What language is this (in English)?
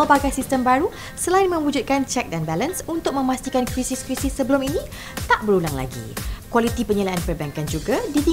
Malay